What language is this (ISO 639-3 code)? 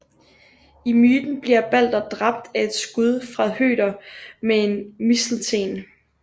dan